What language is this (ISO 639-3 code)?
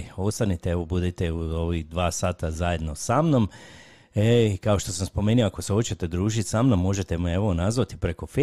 hrv